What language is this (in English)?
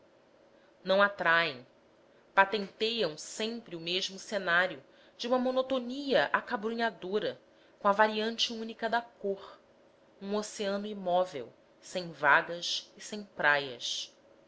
Portuguese